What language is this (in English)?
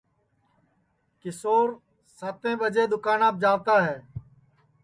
Sansi